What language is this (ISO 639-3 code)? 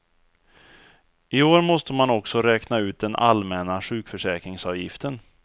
swe